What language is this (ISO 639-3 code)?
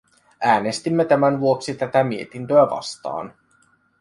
fin